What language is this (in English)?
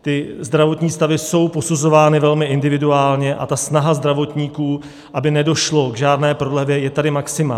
Czech